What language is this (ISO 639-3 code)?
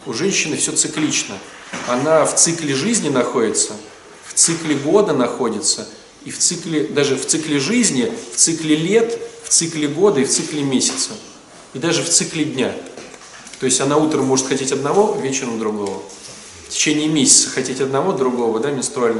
rus